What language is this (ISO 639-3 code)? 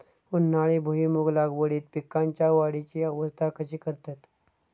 mar